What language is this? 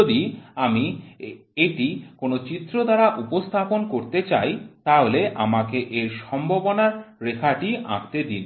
Bangla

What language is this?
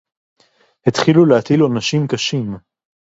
Hebrew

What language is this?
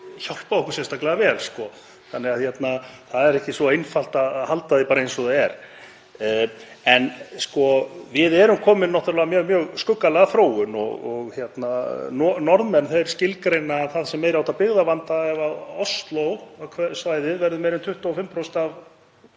Icelandic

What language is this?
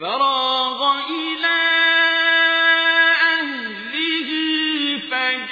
Arabic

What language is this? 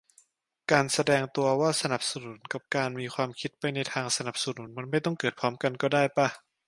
Thai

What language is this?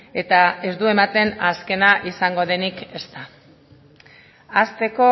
Basque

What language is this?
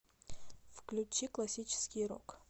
Russian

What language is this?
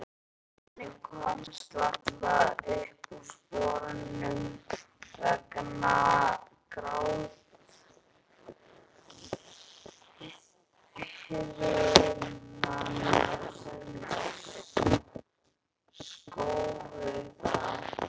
Icelandic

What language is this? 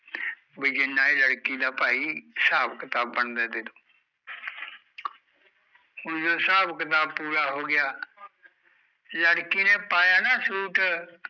Punjabi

